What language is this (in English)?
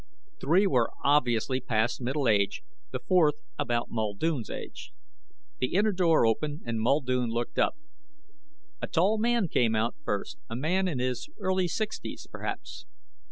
English